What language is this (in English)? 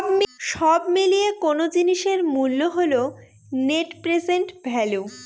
Bangla